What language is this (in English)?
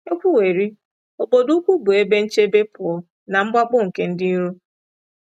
Igbo